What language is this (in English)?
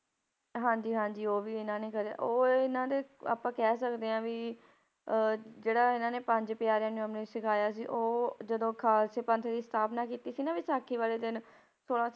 Punjabi